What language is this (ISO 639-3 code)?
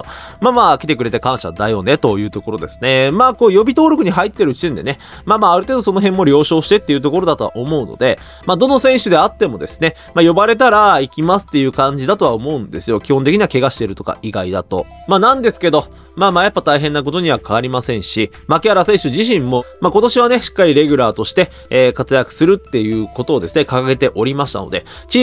jpn